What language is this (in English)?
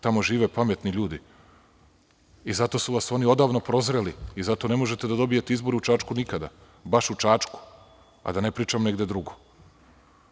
Serbian